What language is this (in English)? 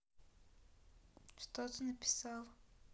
Russian